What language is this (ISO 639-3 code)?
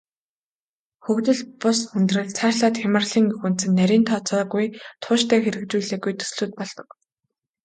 mon